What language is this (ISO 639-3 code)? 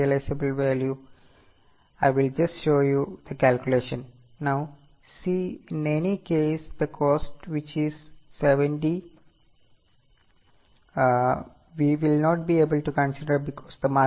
mal